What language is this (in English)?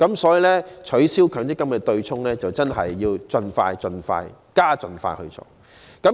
Cantonese